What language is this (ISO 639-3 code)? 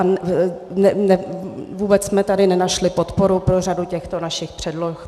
ces